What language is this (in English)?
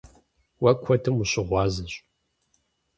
Kabardian